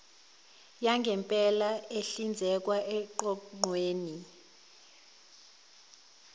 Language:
Zulu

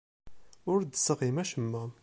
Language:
Kabyle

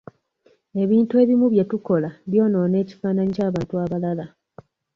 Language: Ganda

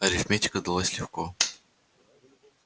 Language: Russian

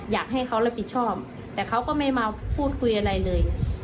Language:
Thai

